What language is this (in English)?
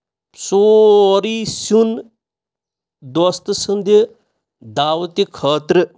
Kashmiri